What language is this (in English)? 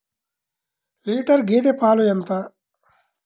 Telugu